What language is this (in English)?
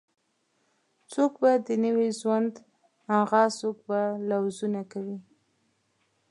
Pashto